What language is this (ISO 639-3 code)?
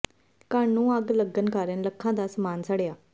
pan